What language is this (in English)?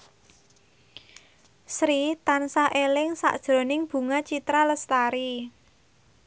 Javanese